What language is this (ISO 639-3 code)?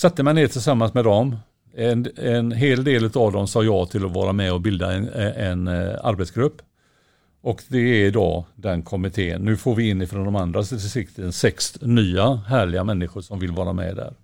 swe